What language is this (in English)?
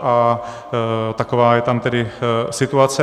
Czech